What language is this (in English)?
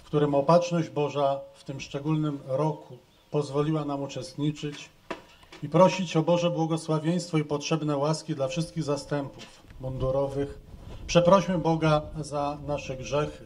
Polish